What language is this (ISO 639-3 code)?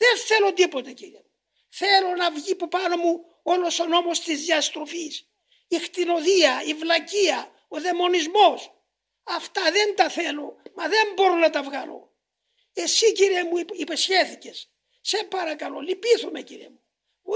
ell